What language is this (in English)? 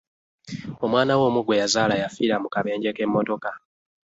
Ganda